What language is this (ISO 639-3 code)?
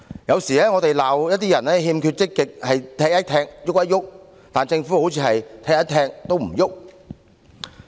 yue